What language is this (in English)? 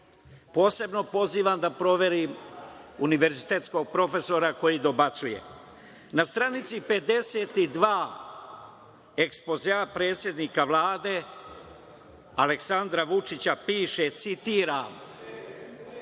Serbian